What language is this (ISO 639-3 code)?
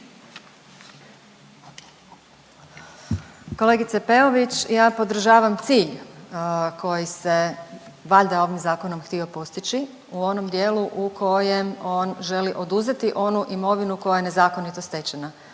hrv